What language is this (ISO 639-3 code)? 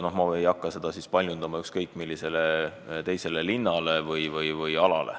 est